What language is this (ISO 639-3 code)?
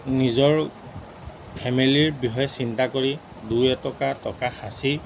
asm